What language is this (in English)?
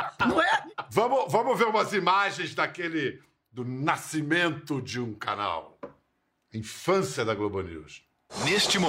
Portuguese